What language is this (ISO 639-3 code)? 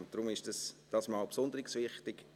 gsw